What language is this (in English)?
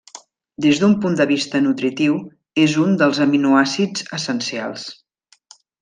Catalan